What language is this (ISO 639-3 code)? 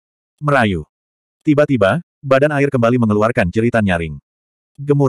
ind